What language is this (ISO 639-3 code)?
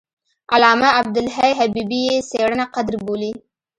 pus